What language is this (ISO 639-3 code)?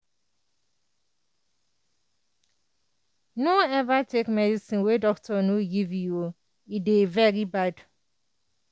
pcm